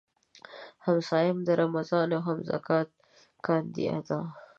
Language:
Pashto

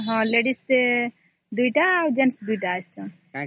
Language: Odia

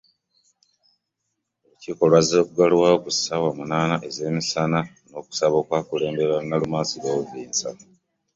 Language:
Ganda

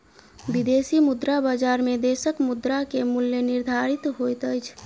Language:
Maithili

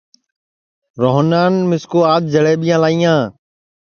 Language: Sansi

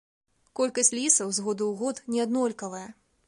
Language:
Belarusian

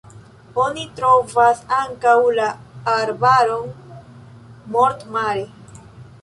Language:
Esperanto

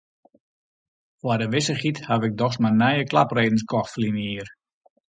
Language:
Western Frisian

